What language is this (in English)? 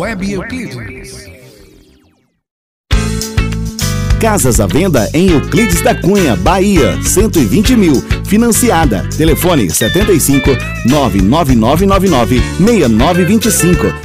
Portuguese